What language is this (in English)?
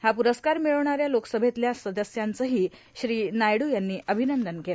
Marathi